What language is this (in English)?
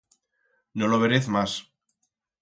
Aragonese